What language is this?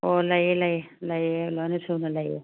Manipuri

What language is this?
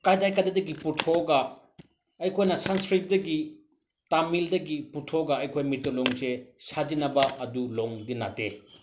Manipuri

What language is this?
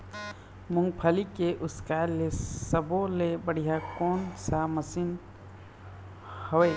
Chhattisgarhi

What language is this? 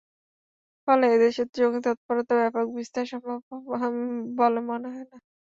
Bangla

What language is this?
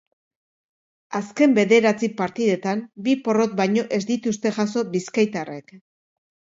Basque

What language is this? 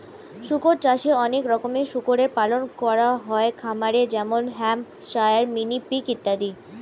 Bangla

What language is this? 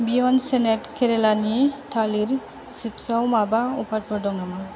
Bodo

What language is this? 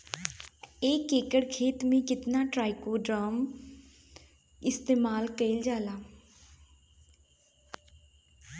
Bhojpuri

